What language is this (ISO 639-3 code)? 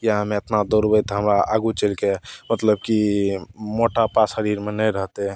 mai